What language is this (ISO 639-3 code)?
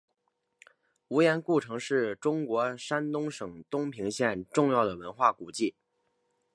zho